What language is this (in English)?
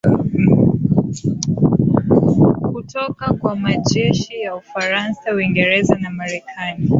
Swahili